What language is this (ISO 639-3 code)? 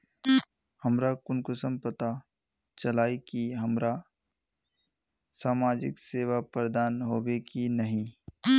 mag